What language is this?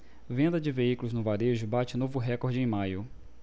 Portuguese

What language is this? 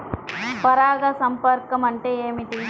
Telugu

